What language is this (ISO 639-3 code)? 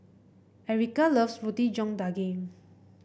eng